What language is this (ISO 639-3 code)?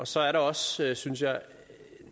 dan